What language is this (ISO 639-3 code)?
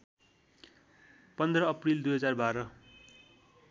nep